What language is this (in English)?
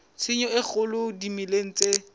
Southern Sotho